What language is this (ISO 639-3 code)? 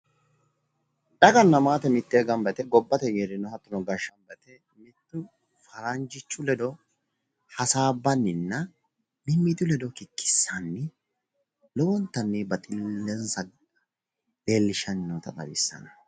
sid